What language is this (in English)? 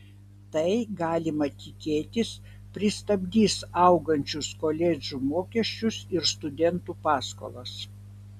Lithuanian